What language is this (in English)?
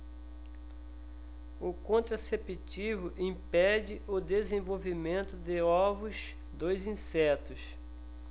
Portuguese